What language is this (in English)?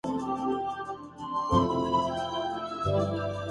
Urdu